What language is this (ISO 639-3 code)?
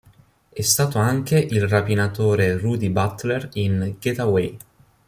ita